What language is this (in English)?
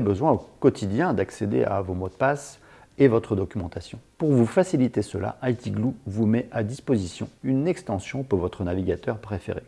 French